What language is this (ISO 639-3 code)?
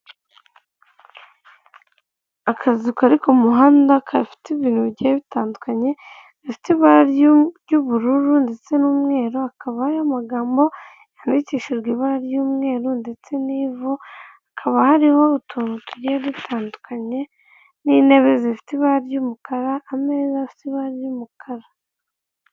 kin